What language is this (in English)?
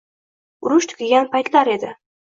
Uzbek